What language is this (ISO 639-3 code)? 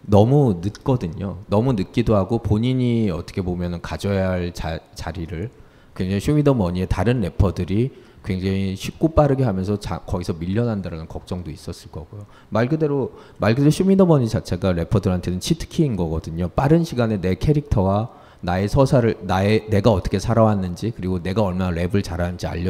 kor